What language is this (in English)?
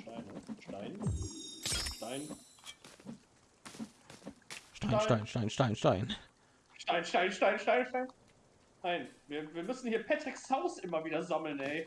German